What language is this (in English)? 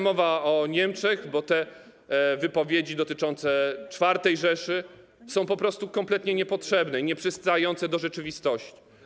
Polish